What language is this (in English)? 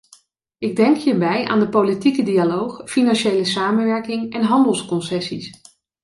Dutch